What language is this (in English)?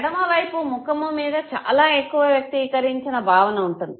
Telugu